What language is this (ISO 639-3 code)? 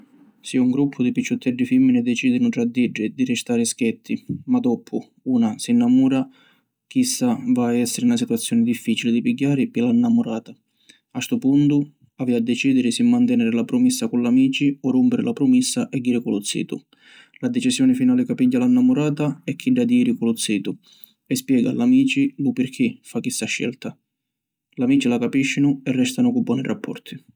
scn